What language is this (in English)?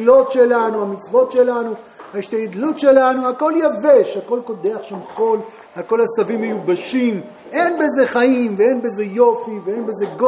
Hebrew